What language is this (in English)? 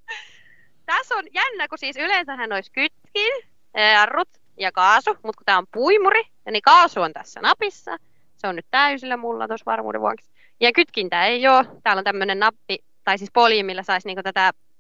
Finnish